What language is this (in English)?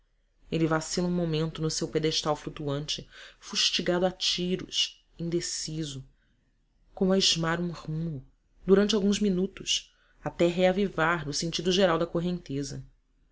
Portuguese